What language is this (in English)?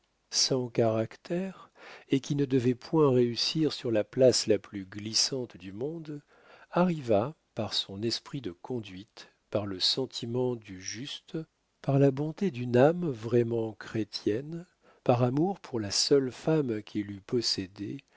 French